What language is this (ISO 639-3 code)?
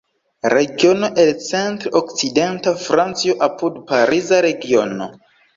epo